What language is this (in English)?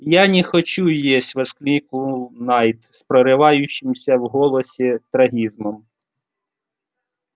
Russian